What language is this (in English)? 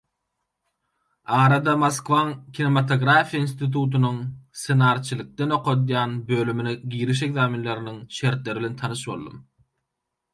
Turkmen